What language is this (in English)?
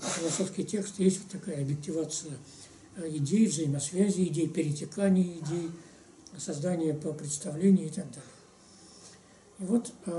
Russian